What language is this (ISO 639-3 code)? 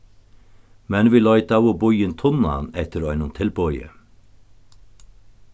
fao